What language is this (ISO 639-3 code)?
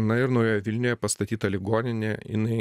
lit